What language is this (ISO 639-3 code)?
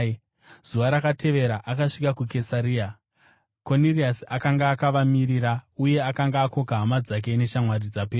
sna